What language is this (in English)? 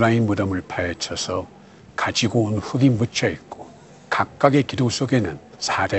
Korean